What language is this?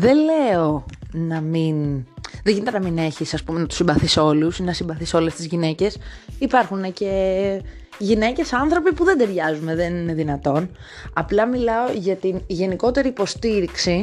Greek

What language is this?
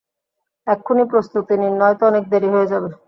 Bangla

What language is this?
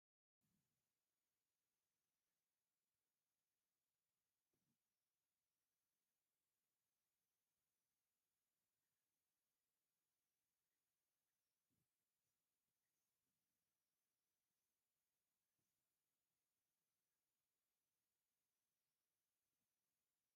Tigrinya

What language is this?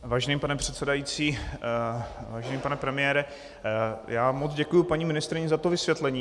Czech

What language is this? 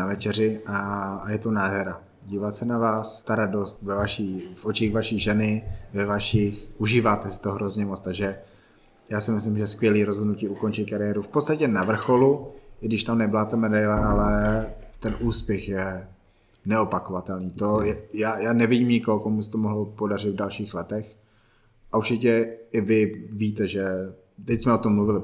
Czech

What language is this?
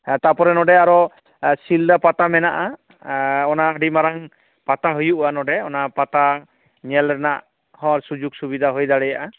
Santali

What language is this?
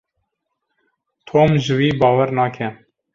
Kurdish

